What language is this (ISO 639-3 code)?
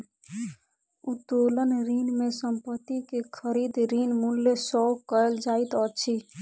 mai